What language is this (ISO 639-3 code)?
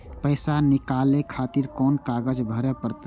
mai